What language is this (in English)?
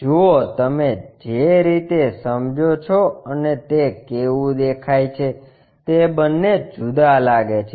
Gujarati